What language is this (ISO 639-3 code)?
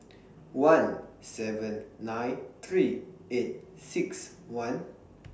eng